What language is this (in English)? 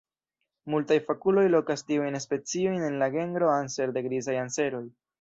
Esperanto